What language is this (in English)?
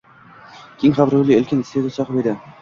Uzbek